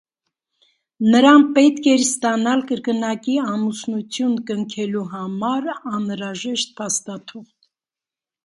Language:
Armenian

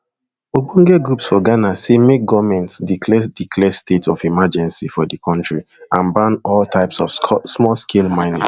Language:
Nigerian Pidgin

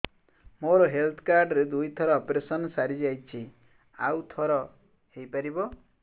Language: Odia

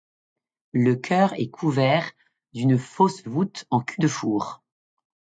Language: French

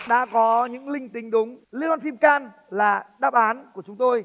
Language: Vietnamese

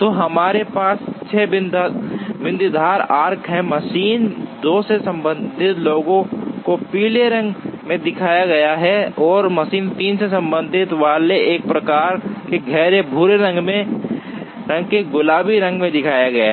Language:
Hindi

